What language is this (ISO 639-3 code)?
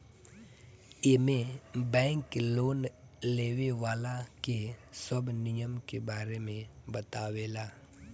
bho